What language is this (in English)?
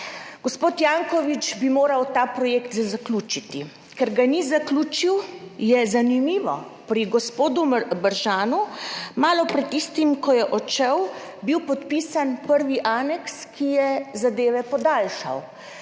Slovenian